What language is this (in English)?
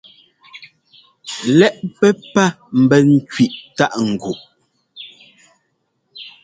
Ngomba